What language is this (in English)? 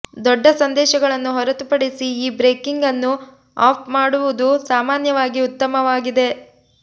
Kannada